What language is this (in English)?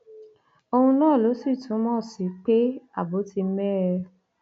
Yoruba